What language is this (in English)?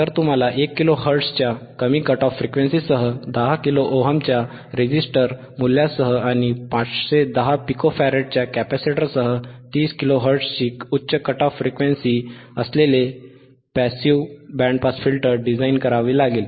Marathi